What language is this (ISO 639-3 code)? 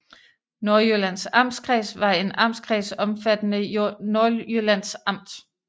dan